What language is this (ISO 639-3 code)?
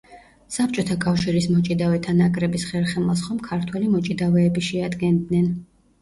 kat